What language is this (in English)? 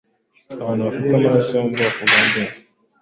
Kinyarwanda